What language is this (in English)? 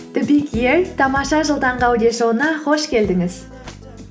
Kazakh